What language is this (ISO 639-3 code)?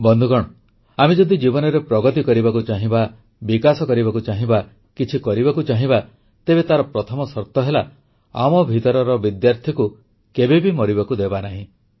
ori